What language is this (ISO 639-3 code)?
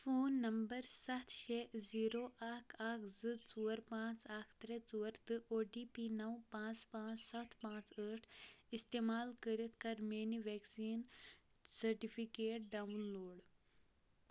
kas